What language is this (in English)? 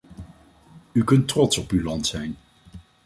Dutch